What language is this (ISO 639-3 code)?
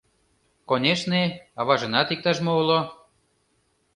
chm